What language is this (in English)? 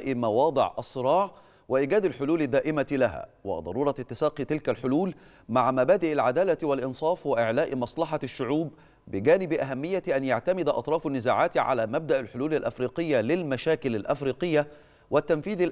Arabic